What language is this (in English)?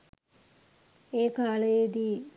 Sinhala